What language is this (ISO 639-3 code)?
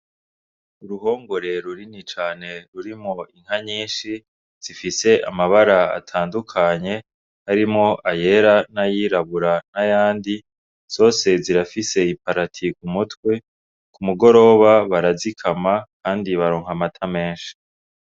run